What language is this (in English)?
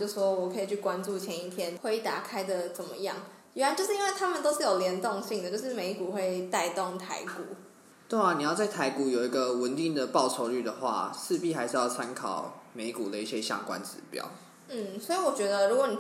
Chinese